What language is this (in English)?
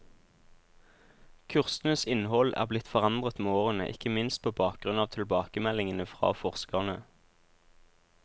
Norwegian